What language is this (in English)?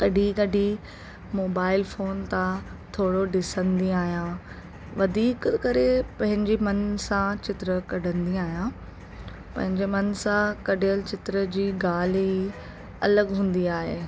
Sindhi